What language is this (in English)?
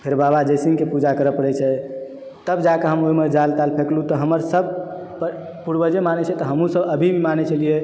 Maithili